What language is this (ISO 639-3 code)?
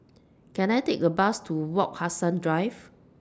eng